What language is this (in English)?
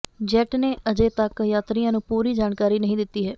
Punjabi